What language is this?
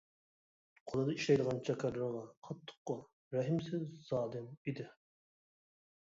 Uyghur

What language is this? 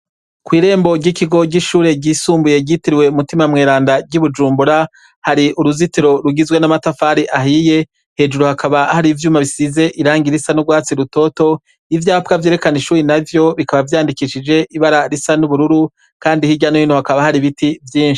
Rundi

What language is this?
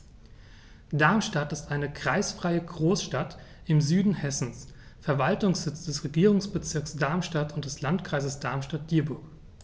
German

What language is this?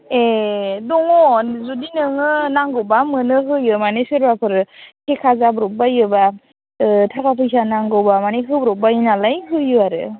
Bodo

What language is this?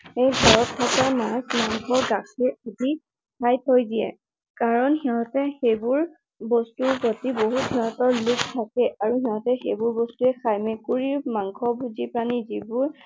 Assamese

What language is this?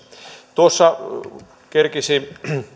Finnish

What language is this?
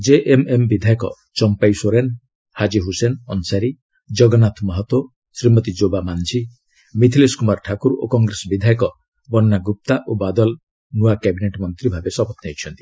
Odia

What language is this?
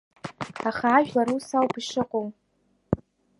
Abkhazian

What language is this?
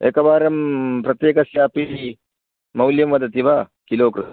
Sanskrit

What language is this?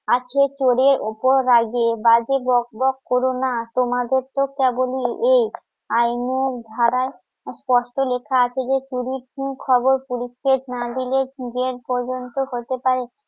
Bangla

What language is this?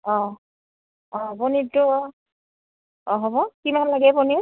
Assamese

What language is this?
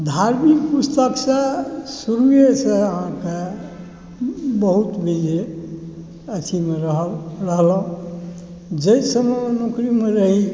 Maithili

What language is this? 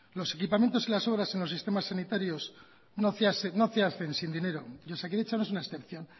Spanish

